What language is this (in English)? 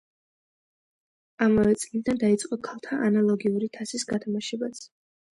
Georgian